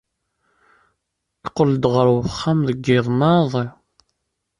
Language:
Kabyle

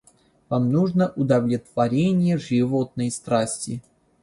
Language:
Russian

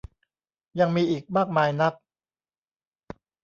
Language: Thai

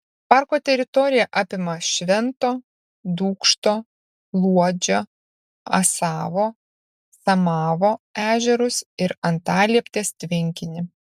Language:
Lithuanian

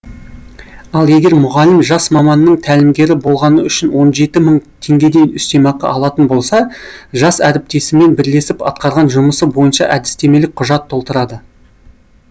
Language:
Kazakh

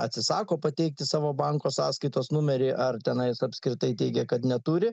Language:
Lithuanian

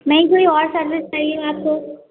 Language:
Hindi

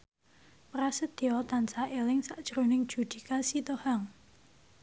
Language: Javanese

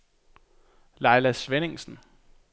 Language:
Danish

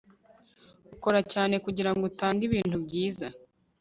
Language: Kinyarwanda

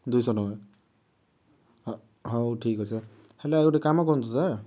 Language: Odia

